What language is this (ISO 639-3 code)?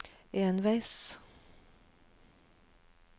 nor